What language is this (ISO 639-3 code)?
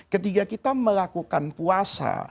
ind